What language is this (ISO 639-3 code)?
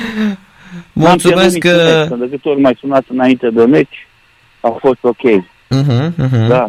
ron